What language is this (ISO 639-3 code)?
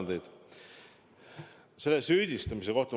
est